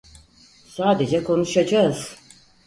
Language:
Turkish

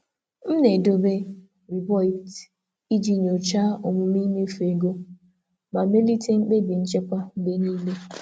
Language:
Igbo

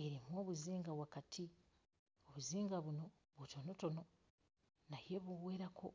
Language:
Ganda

